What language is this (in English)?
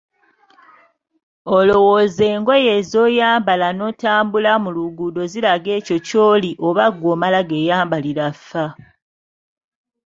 Ganda